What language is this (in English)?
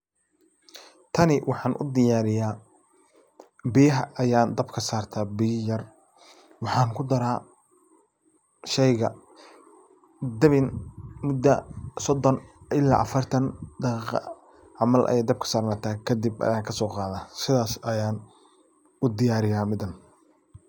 Somali